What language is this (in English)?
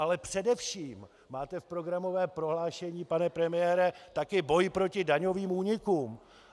Czech